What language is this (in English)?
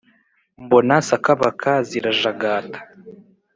Kinyarwanda